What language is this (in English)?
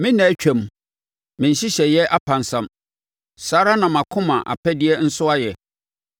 Akan